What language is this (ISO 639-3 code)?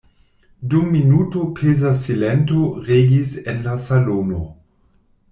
epo